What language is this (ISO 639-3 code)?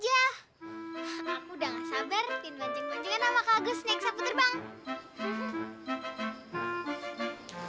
ind